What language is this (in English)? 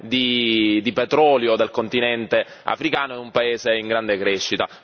Italian